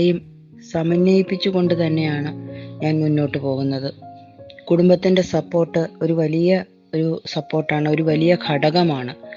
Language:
Malayalam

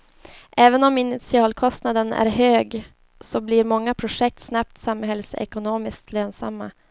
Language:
Swedish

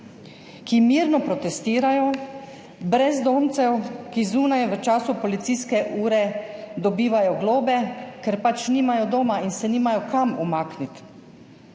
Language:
Slovenian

